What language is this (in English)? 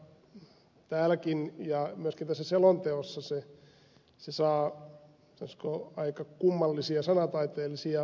Finnish